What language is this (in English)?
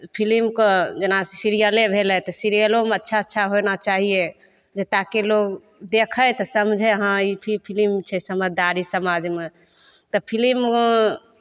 Maithili